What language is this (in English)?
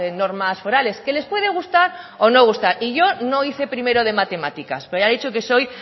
Spanish